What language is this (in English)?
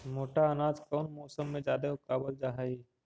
Magahi